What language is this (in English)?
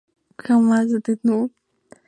Spanish